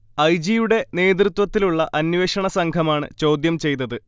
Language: Malayalam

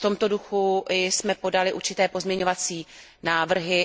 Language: Czech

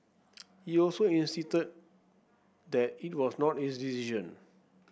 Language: English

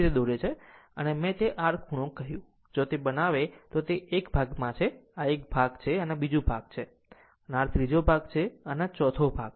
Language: Gujarati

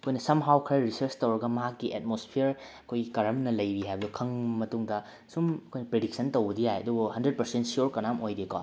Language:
Manipuri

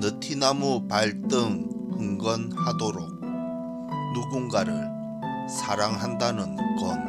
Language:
Korean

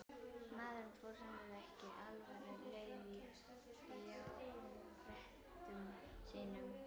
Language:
Icelandic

